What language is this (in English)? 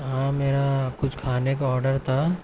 Urdu